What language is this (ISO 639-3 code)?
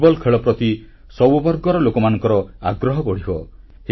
ori